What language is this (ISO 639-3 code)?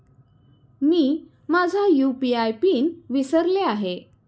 mar